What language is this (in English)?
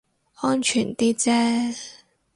Cantonese